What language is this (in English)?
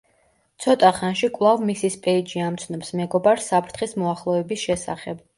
Georgian